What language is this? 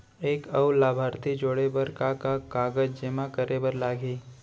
Chhattisgarhi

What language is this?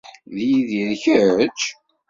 Kabyle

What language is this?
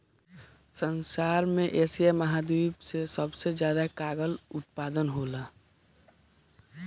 Bhojpuri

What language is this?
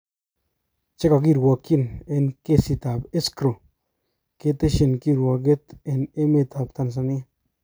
Kalenjin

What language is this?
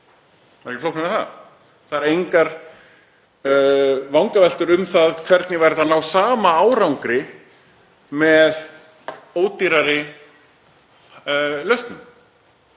Icelandic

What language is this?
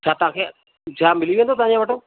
Sindhi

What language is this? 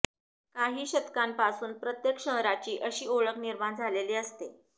Marathi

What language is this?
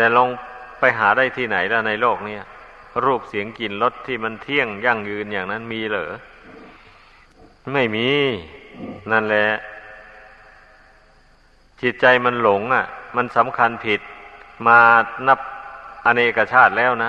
Thai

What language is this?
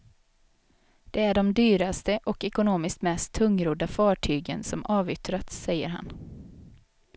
Swedish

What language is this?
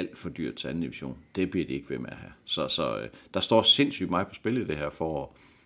Danish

